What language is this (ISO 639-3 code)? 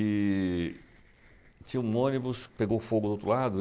por